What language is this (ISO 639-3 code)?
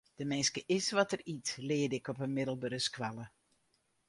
fry